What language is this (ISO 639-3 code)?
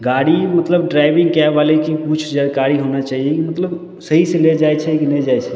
mai